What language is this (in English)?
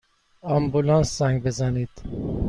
Persian